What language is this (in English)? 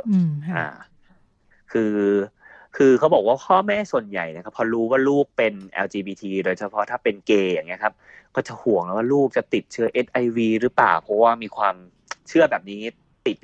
Thai